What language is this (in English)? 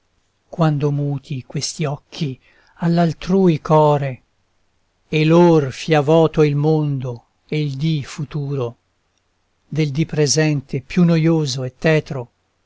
Italian